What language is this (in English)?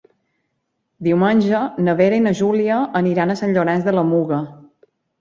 Catalan